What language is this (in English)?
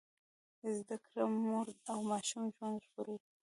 Pashto